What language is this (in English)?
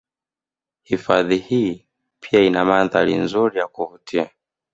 Swahili